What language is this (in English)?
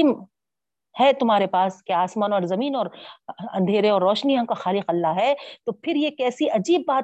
Urdu